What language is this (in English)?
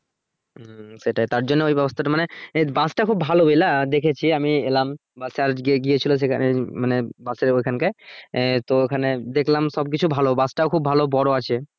Bangla